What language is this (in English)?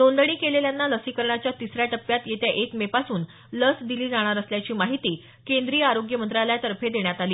Marathi